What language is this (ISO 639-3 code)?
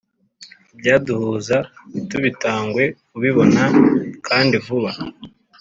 kin